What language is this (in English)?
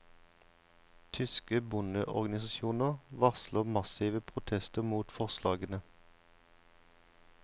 Norwegian